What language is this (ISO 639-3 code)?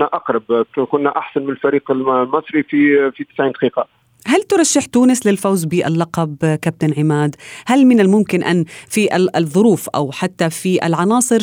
ara